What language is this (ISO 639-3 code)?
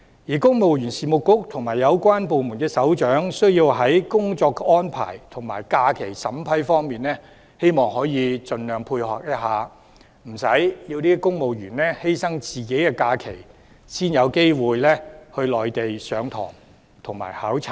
yue